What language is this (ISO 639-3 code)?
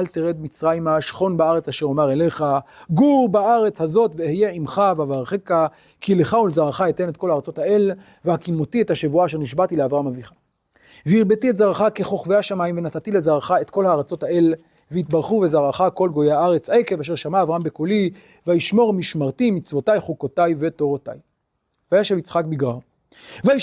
heb